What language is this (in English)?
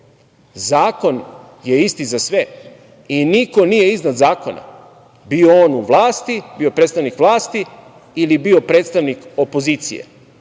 Serbian